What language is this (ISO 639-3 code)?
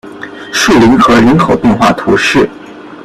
zho